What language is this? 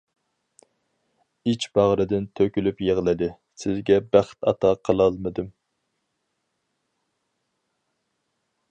Uyghur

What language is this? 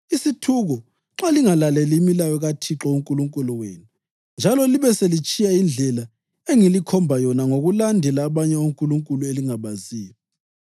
North Ndebele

